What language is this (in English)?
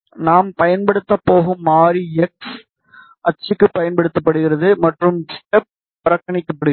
Tamil